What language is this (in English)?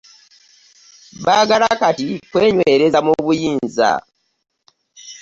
Ganda